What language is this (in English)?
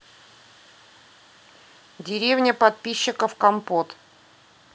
Russian